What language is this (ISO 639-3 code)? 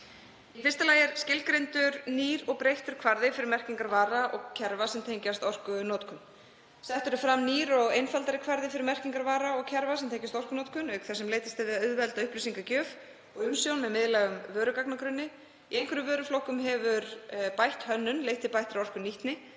isl